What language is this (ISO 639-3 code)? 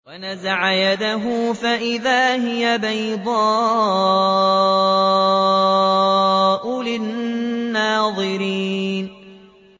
ara